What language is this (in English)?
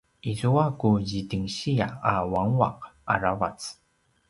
Paiwan